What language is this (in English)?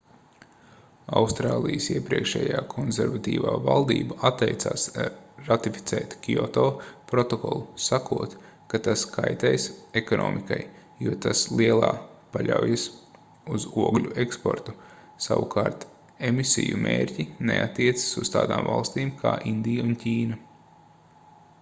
Latvian